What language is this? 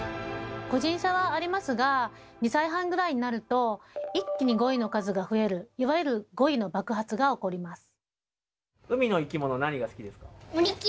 Japanese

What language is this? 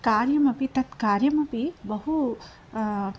Sanskrit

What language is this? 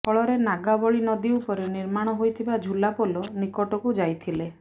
Odia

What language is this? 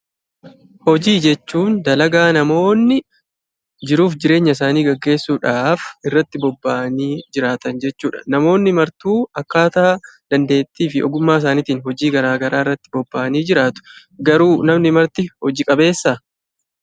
Oromo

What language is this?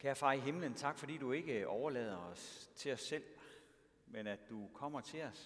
Danish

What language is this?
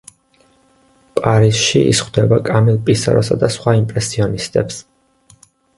Georgian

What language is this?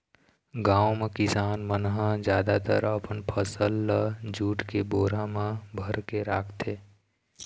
Chhattisgarhi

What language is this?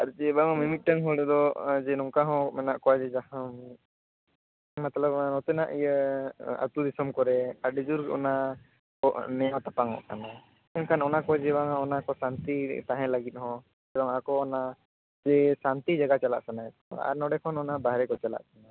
Santali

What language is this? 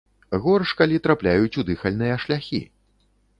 Belarusian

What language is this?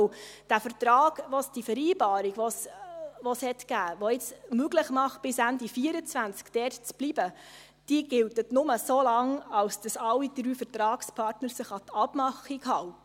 Swiss German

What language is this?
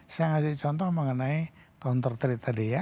Indonesian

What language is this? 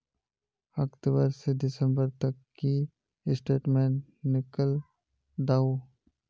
Magahi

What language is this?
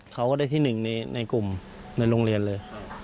Thai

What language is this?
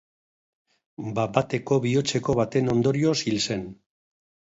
Basque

